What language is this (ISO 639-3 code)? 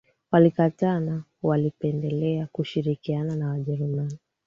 swa